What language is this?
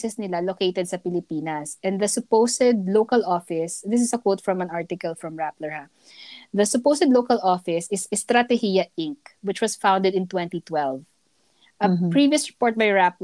Filipino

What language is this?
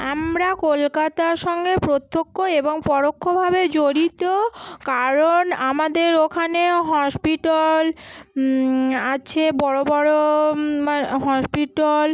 Bangla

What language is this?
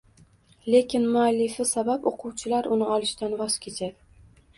Uzbek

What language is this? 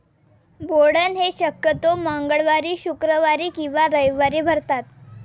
Marathi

